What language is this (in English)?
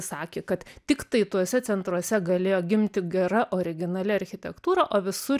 Lithuanian